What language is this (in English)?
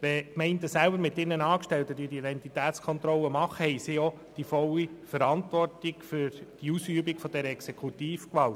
Swiss German